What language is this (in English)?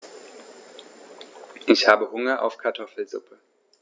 German